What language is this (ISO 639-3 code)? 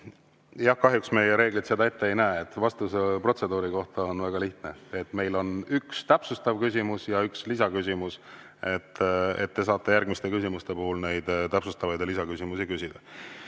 est